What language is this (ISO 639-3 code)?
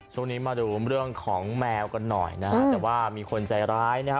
tha